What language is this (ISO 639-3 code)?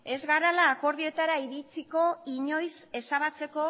eus